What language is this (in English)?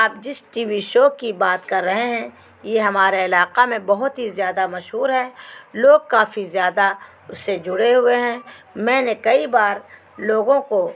Urdu